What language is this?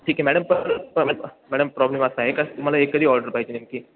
Marathi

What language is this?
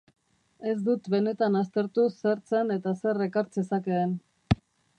Basque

